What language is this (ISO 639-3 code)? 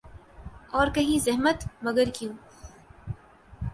urd